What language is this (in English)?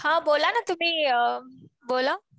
Marathi